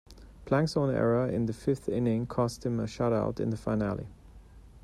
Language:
English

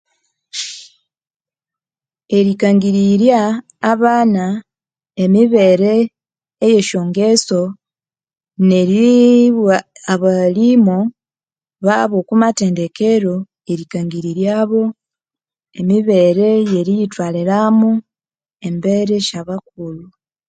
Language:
Konzo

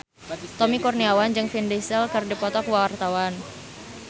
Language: Sundanese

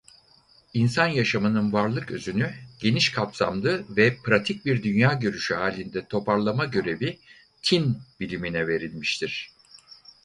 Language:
Turkish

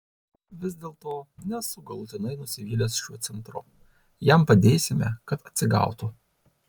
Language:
Lithuanian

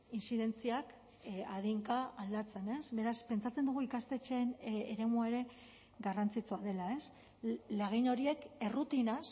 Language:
Basque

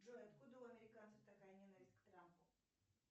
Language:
Russian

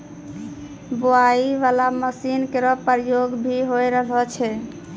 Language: Maithili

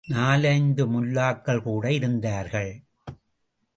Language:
Tamil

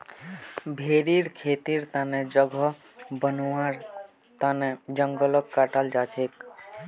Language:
Magahi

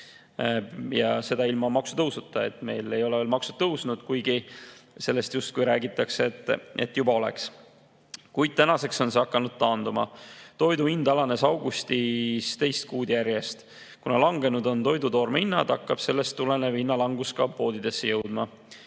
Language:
Estonian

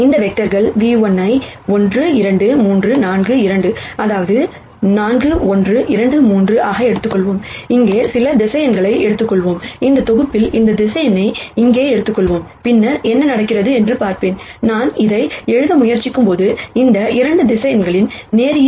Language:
Tamil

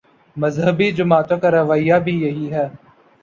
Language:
Urdu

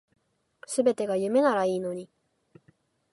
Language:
Japanese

